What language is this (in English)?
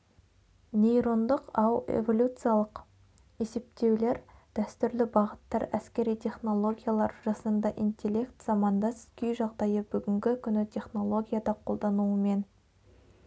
Kazakh